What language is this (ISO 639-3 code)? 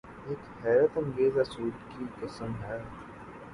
urd